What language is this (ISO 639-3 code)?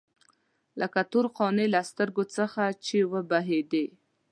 pus